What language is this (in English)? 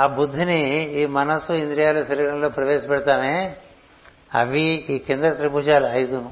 Telugu